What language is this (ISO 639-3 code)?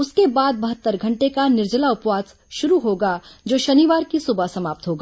hin